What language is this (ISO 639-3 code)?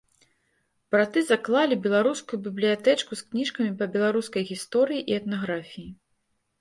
bel